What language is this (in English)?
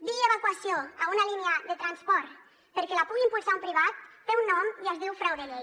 Catalan